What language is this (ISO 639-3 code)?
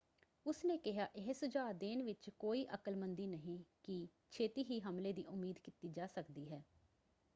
pan